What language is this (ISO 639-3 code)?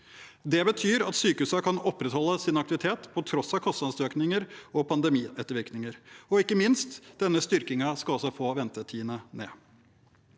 nor